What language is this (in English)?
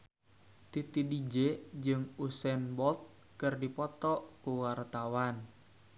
Sundanese